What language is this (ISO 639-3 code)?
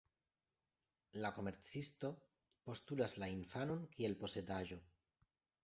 epo